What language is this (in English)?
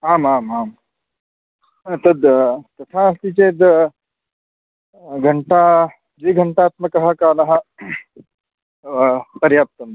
Sanskrit